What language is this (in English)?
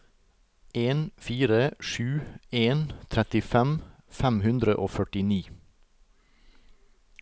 Norwegian